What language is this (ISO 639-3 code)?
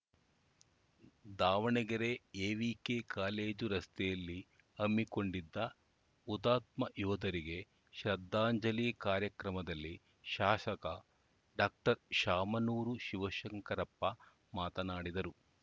kan